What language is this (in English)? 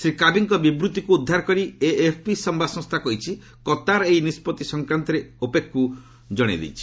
Odia